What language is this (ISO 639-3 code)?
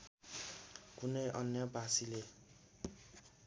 nep